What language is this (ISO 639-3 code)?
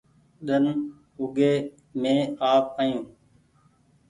gig